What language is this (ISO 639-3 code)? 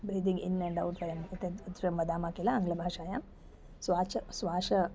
san